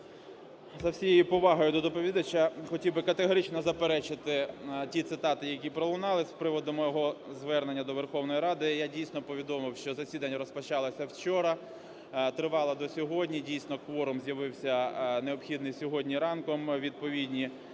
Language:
Ukrainian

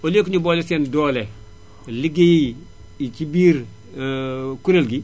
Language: Wolof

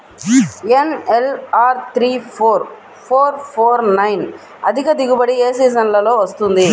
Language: Telugu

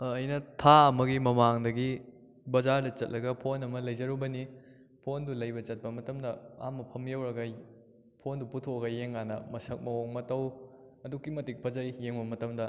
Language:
Manipuri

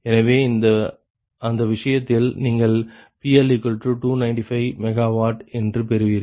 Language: Tamil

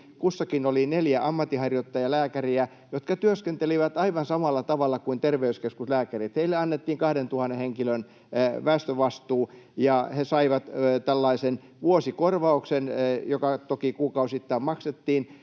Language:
Finnish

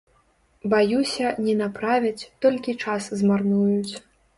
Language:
Belarusian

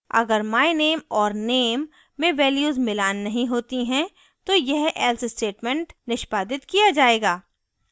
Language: Hindi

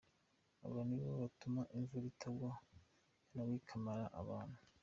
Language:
Kinyarwanda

